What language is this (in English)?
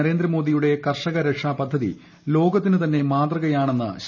Malayalam